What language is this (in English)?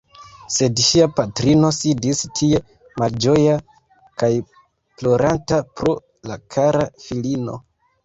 Esperanto